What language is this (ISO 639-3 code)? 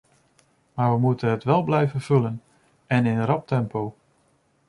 nld